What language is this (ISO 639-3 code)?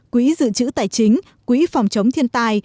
vie